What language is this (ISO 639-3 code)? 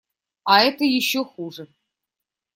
rus